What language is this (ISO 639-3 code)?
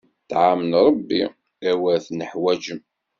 kab